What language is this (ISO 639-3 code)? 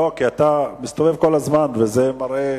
heb